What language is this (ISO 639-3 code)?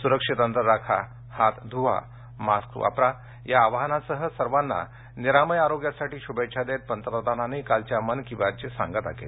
mar